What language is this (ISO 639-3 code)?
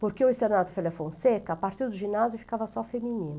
por